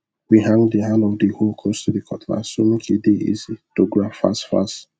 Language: Nigerian Pidgin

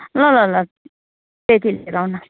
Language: Nepali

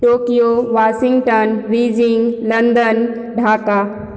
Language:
Maithili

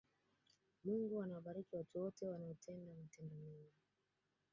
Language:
Swahili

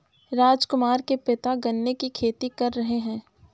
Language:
Hindi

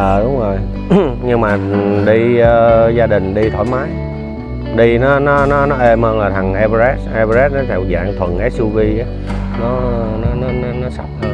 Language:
Vietnamese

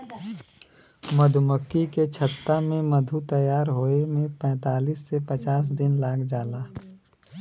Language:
Bhojpuri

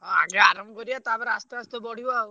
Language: Odia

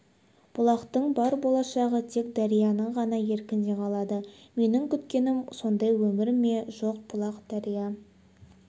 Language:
Kazakh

